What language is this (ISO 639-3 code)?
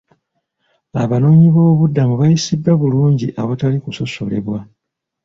lug